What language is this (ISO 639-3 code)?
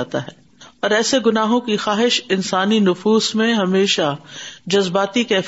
urd